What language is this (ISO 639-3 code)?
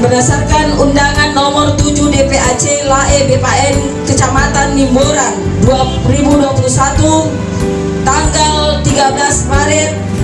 ind